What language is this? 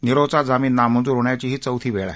Marathi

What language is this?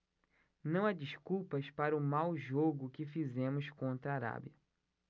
Portuguese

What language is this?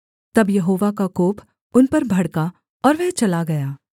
Hindi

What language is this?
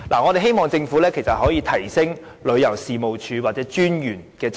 Cantonese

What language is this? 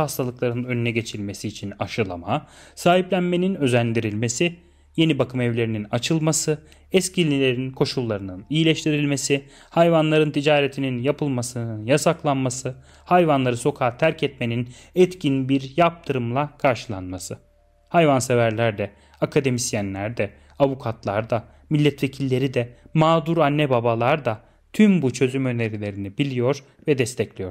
Turkish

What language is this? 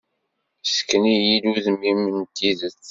Kabyle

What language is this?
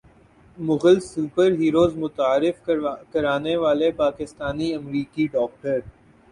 Urdu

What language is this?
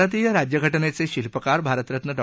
Marathi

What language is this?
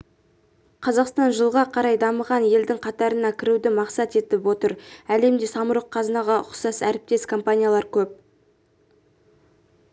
Kazakh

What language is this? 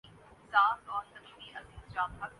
Urdu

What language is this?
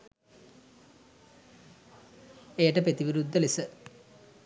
Sinhala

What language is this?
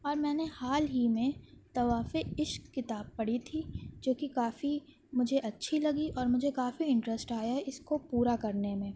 Urdu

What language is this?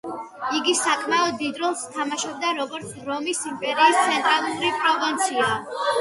Georgian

